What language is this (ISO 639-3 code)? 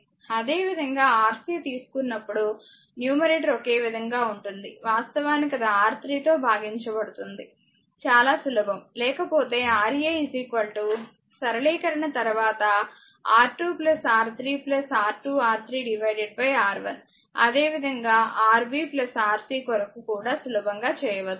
tel